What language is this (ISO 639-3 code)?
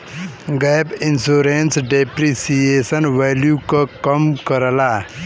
bho